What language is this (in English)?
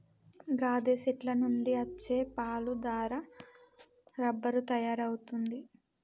Telugu